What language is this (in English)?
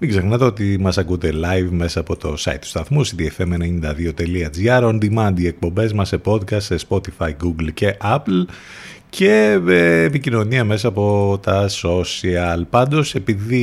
Greek